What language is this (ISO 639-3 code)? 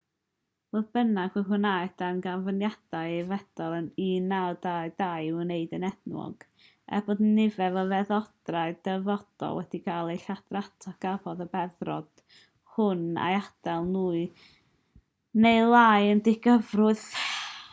cym